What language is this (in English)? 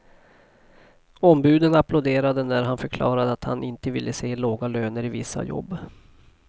Swedish